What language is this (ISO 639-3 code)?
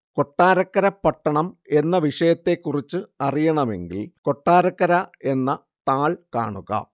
mal